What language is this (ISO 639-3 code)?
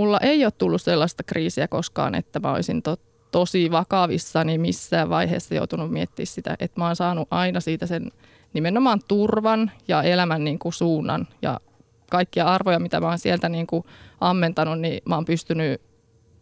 fin